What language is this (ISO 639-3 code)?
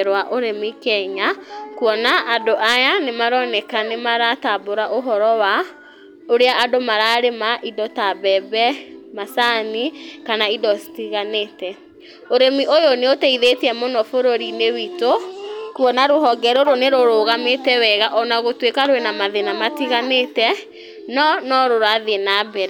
kik